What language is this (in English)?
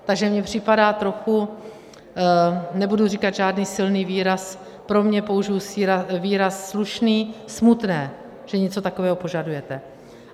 Czech